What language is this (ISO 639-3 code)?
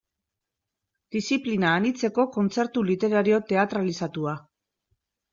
eus